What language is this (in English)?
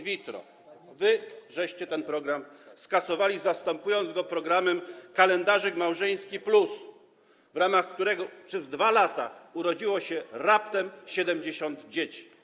Polish